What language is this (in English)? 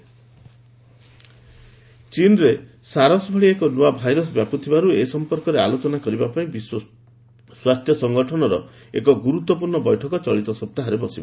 Odia